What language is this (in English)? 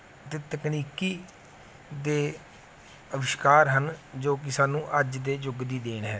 Punjabi